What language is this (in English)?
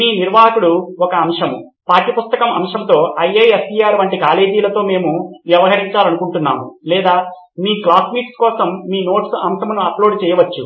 Telugu